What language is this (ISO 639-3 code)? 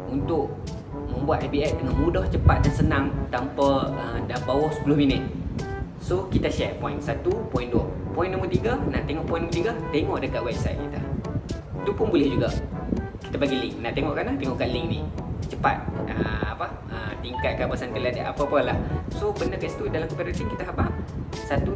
msa